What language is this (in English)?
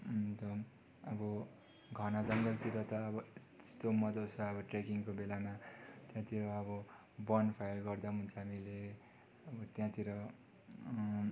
Nepali